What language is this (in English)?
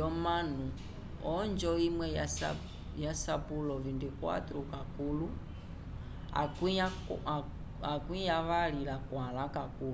Umbundu